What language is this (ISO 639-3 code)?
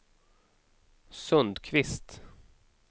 swe